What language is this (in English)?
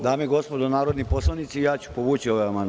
Serbian